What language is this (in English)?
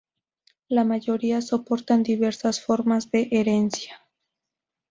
Spanish